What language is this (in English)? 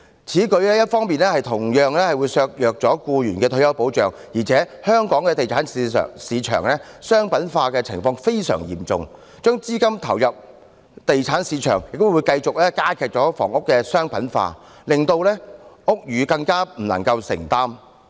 Cantonese